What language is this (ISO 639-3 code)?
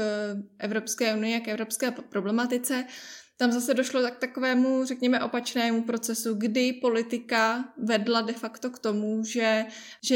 ces